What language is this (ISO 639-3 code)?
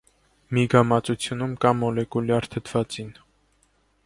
hye